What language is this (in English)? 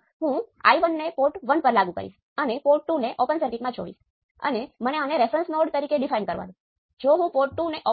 Gujarati